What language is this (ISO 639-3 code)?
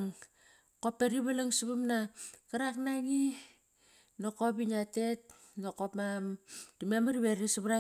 ckr